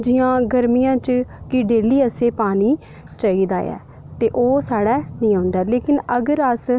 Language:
Dogri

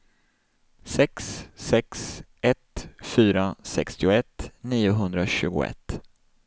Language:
Swedish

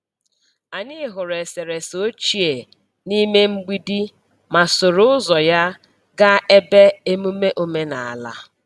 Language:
Igbo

